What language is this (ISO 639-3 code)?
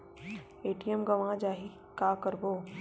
hne